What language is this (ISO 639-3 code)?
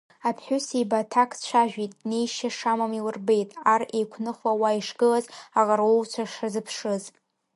abk